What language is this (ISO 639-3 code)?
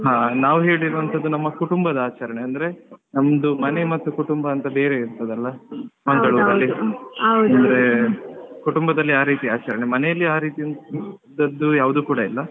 kan